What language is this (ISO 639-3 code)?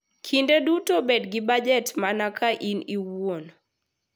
luo